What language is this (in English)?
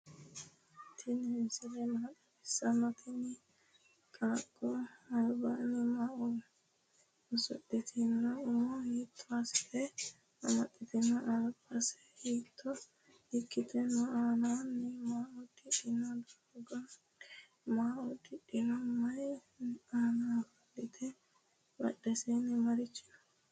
Sidamo